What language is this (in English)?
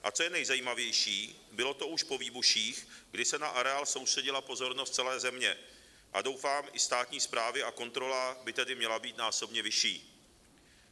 Czech